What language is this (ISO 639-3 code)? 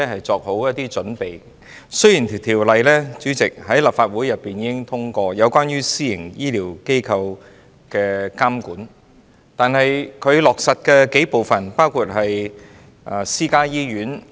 yue